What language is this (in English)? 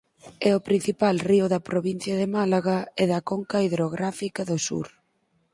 Galician